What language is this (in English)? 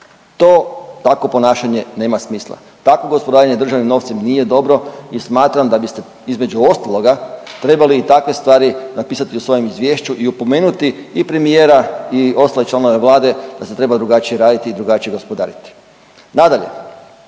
Croatian